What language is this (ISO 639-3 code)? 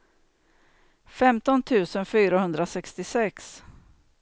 swe